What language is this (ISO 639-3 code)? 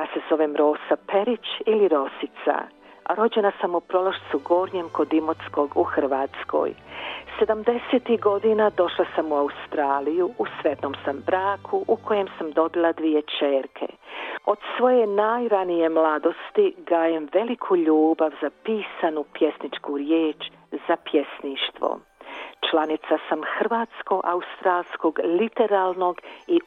hrv